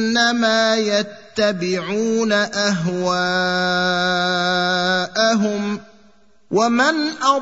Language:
Arabic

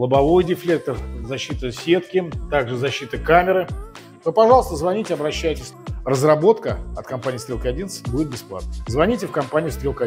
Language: Russian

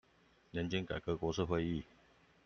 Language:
Chinese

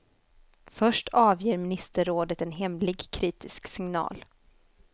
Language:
Swedish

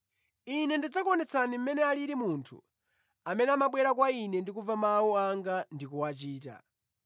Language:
Nyanja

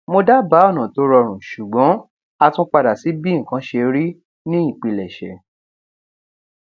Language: Yoruba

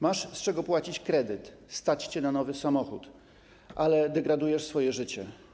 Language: Polish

